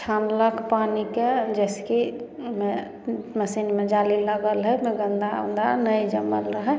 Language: Maithili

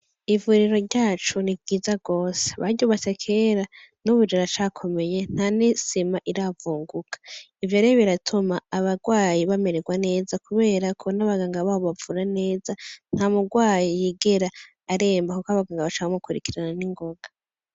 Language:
Rundi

